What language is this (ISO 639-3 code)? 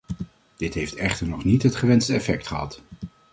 nld